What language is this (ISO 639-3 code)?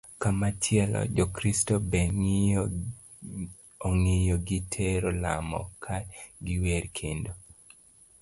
luo